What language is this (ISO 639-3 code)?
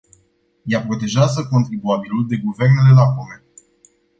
ron